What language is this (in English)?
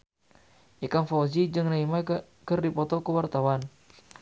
Sundanese